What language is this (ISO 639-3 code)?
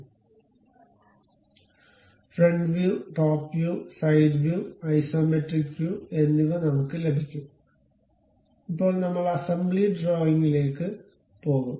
mal